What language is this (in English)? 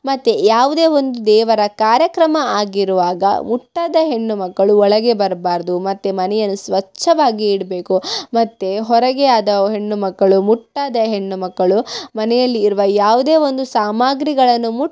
Kannada